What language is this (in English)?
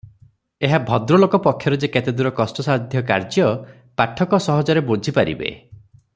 Odia